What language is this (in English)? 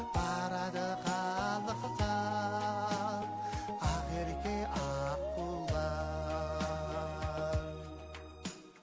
Kazakh